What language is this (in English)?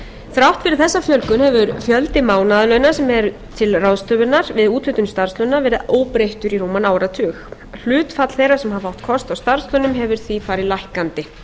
Icelandic